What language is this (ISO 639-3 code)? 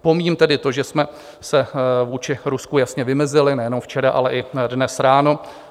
ces